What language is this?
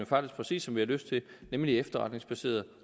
Danish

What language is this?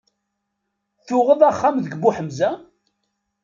Kabyle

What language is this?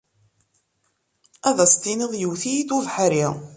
Kabyle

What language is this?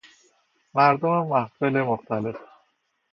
Persian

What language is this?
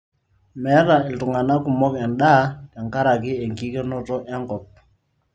Masai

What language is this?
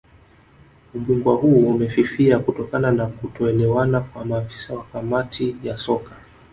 Swahili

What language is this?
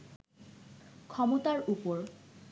Bangla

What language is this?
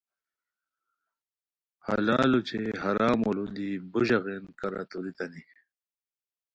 Khowar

